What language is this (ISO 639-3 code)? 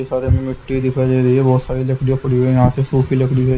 hin